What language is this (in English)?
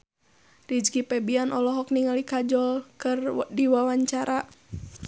Sundanese